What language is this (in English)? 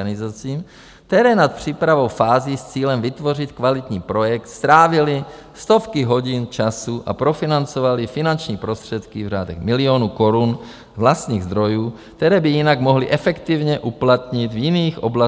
Czech